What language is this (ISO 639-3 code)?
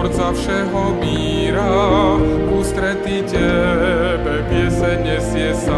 slk